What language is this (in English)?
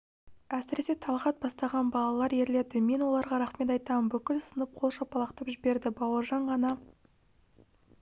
Kazakh